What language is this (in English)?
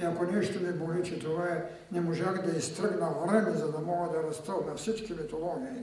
Bulgarian